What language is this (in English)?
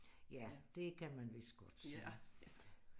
Danish